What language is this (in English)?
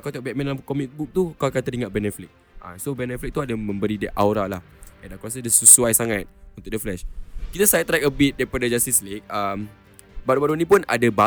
Malay